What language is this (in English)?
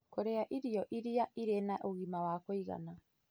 Kikuyu